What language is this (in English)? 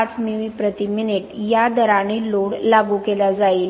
Marathi